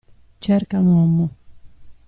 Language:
Italian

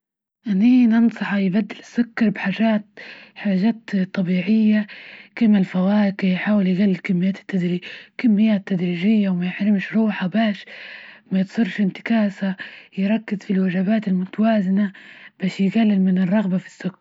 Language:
Libyan Arabic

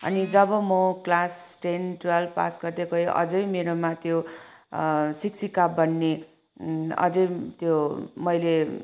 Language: Nepali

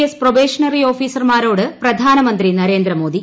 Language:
Malayalam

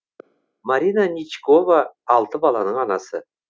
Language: Kazakh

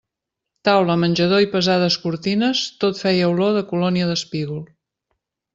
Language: Catalan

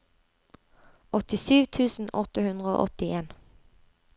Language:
Norwegian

